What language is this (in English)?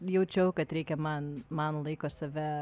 Lithuanian